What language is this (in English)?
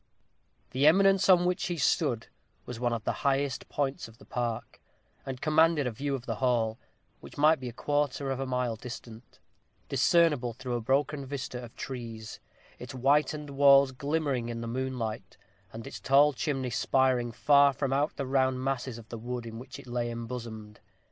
English